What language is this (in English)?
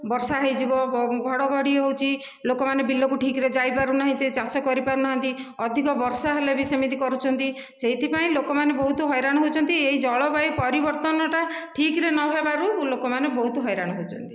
Odia